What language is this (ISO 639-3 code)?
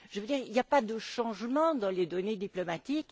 fra